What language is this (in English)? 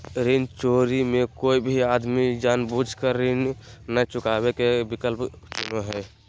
Magahi